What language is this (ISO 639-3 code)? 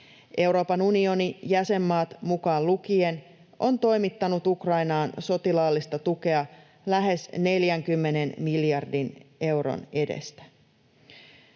fin